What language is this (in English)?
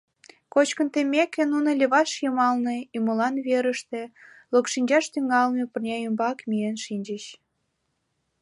Mari